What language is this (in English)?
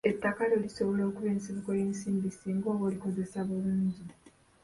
Ganda